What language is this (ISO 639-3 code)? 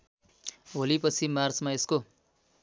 nep